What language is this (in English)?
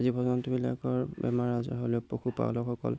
Assamese